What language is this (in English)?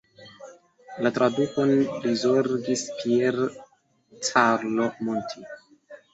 Esperanto